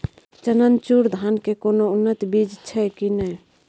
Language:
Maithili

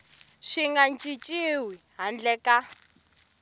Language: Tsonga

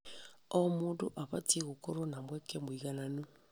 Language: Kikuyu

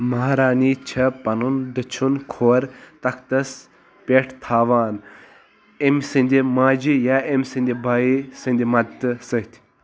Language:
Kashmiri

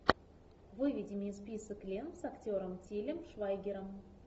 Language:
Russian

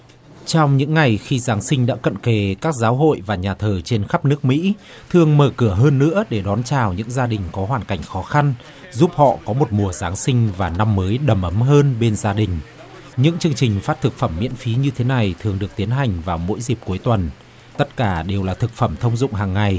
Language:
Vietnamese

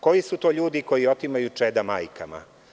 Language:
Serbian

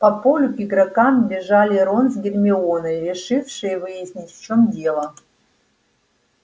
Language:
Russian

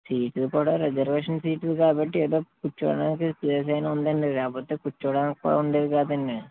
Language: Telugu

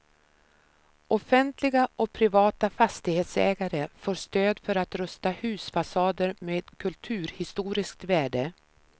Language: Swedish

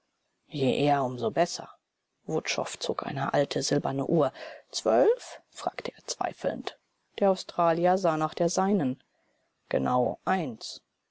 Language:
German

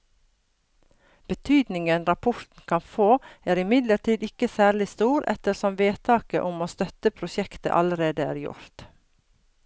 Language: Norwegian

